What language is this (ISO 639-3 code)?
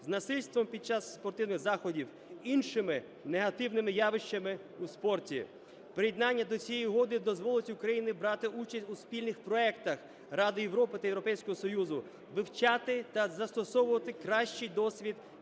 ukr